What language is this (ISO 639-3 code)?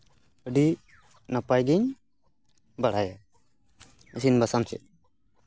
sat